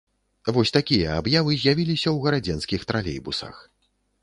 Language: Belarusian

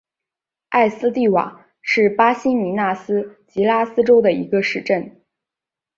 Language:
Chinese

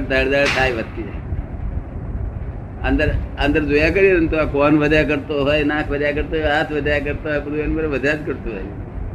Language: Gujarati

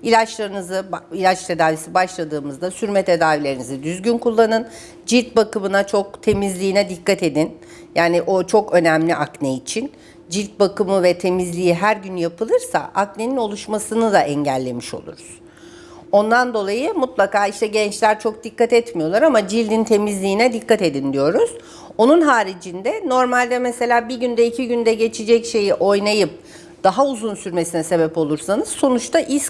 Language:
Turkish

